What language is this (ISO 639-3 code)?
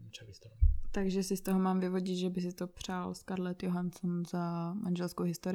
ces